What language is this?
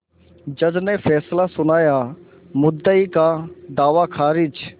Hindi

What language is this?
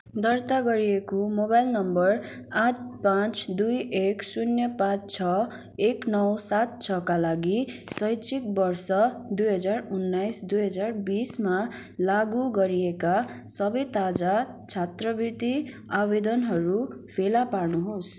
Nepali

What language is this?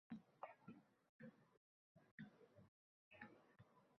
Uzbek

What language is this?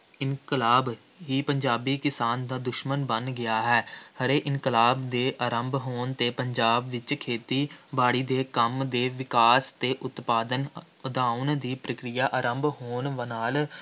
Punjabi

